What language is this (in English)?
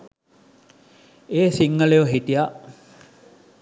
Sinhala